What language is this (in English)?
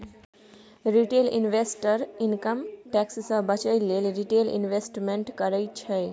Maithili